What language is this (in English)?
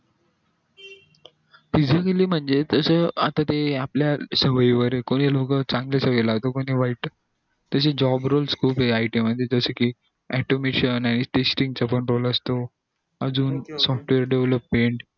Marathi